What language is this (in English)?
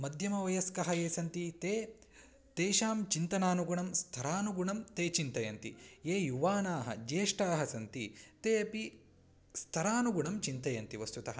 Sanskrit